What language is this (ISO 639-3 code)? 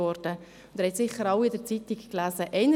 gsw